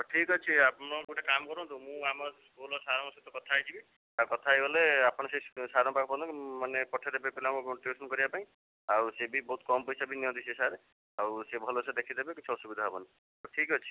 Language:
Odia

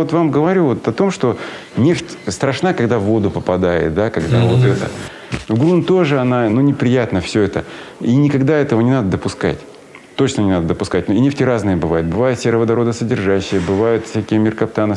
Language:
Russian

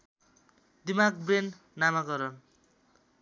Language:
Nepali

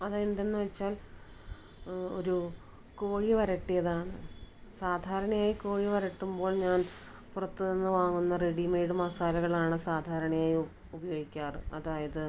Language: Malayalam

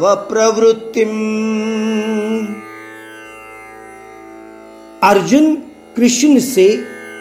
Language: Hindi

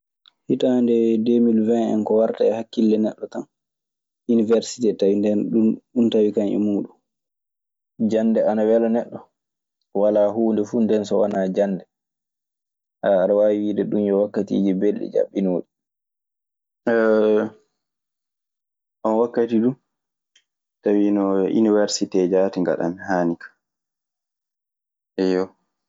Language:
Maasina Fulfulde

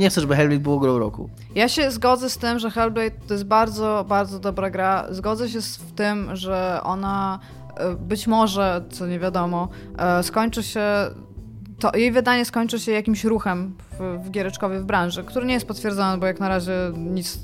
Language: Polish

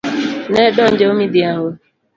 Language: Luo (Kenya and Tanzania)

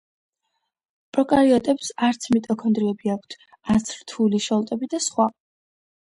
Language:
Georgian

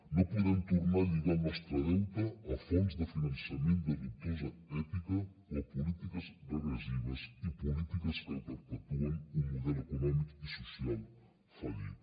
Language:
Catalan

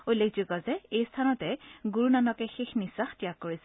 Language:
Assamese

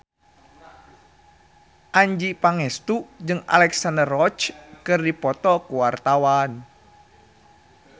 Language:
Sundanese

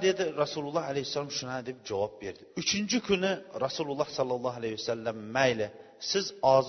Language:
Bulgarian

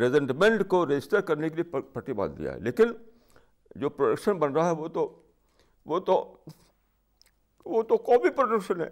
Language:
Urdu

